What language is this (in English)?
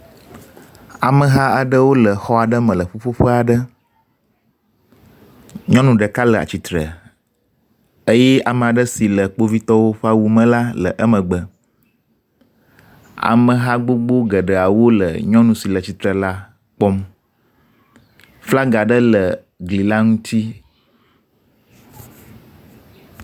Ewe